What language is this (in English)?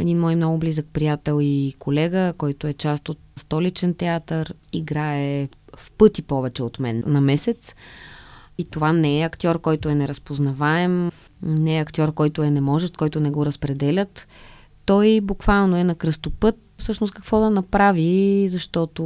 Bulgarian